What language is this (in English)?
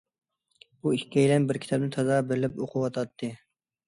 Uyghur